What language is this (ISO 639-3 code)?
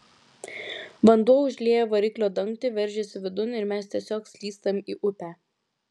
lit